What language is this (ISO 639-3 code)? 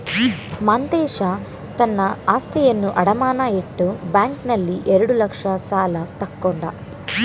kan